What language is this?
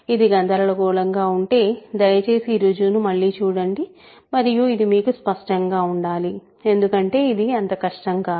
Telugu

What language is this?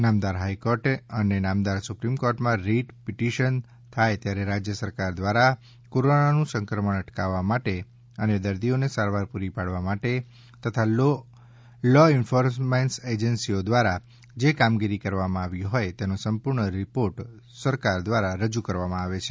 Gujarati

